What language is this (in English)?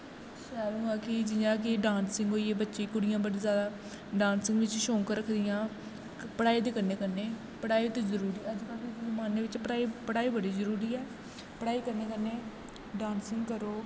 Dogri